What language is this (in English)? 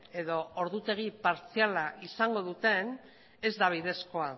Basque